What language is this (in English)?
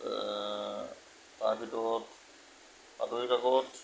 Assamese